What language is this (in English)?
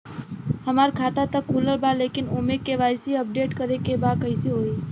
Bhojpuri